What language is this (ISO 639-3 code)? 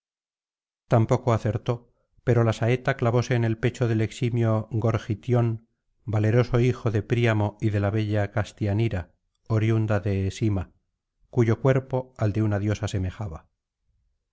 spa